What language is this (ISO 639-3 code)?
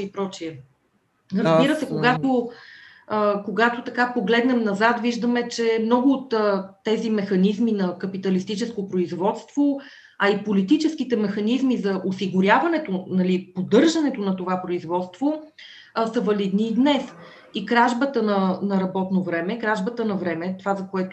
bul